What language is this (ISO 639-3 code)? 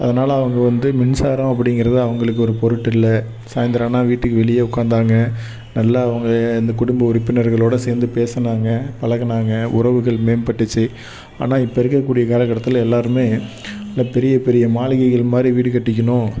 tam